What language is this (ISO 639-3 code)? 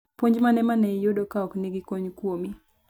luo